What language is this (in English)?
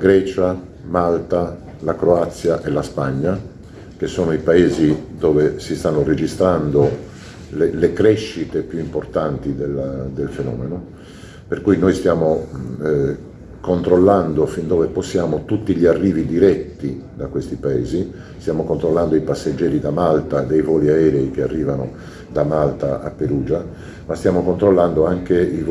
Italian